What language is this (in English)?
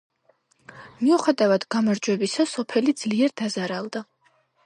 Georgian